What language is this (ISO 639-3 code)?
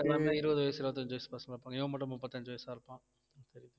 tam